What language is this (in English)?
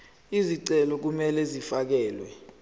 Zulu